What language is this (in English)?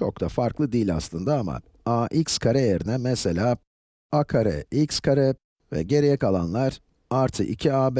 Turkish